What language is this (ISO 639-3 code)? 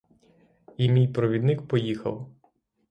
ukr